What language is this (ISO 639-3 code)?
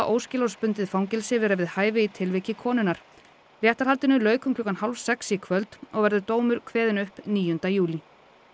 isl